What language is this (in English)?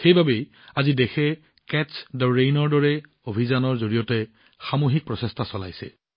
Assamese